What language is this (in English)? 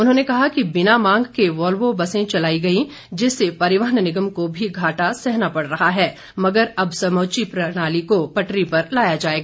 Hindi